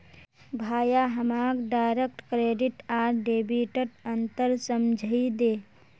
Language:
Magahi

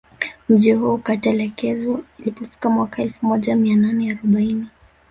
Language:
Swahili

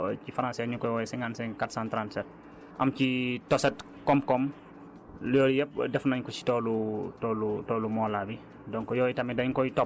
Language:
Wolof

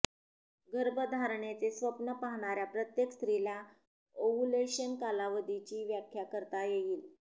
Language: Marathi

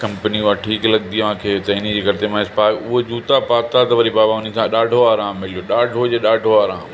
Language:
Sindhi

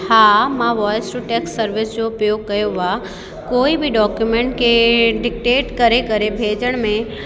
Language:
Sindhi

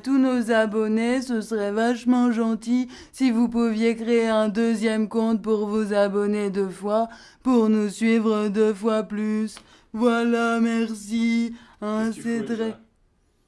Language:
French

